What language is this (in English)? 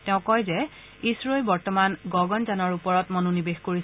Assamese